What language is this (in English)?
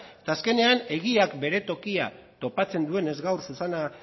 Basque